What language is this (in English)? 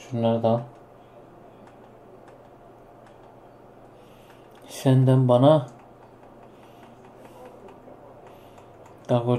Turkish